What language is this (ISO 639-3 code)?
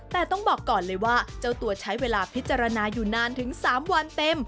tha